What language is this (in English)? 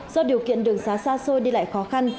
Vietnamese